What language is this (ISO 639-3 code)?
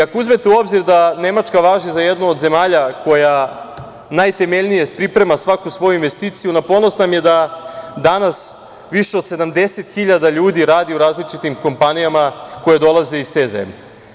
srp